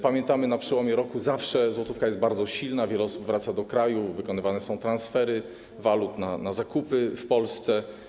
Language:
Polish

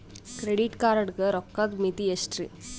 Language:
Kannada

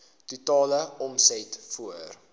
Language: Afrikaans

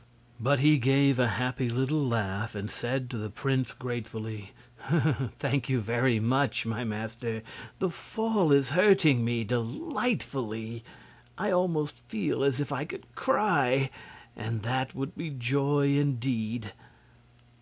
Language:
English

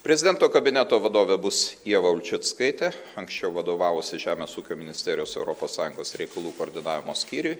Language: Lithuanian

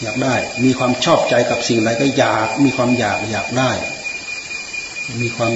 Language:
Thai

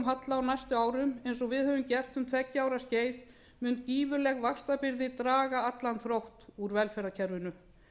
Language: Icelandic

